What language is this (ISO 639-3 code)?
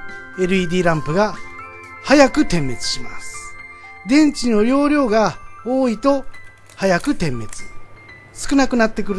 jpn